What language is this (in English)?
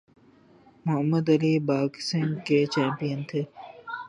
Urdu